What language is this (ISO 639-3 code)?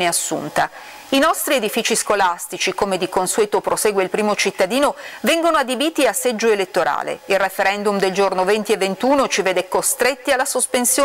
ita